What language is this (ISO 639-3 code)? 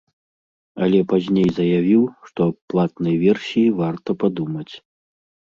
bel